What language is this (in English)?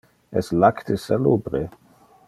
Interlingua